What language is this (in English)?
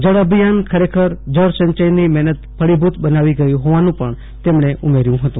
Gujarati